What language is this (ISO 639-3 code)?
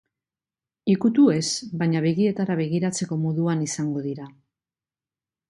eus